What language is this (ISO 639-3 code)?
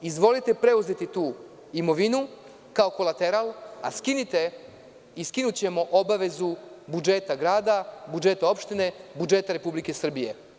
srp